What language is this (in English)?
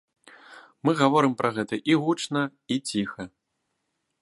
Belarusian